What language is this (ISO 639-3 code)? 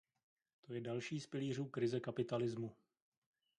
ces